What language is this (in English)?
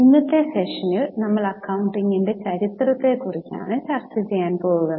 Malayalam